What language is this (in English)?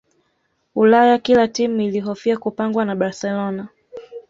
Swahili